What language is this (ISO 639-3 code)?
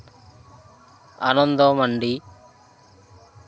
sat